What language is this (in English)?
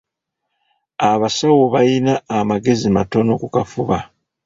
Ganda